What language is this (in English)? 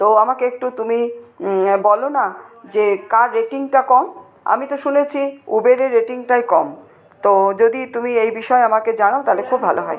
Bangla